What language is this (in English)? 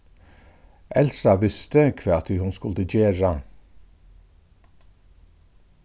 Faroese